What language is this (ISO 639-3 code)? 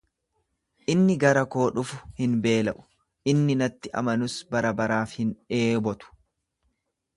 orm